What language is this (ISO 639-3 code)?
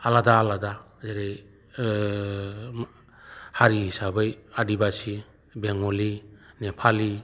brx